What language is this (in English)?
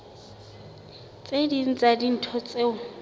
Southern Sotho